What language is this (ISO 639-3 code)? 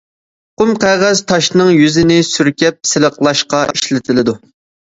uig